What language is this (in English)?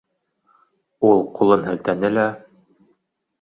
Bashkir